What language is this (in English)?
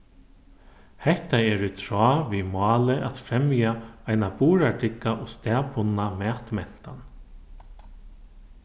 Faroese